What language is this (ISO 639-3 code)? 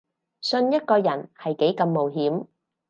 yue